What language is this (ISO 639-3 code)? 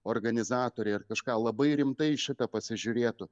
lit